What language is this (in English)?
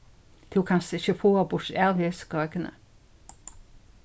Faroese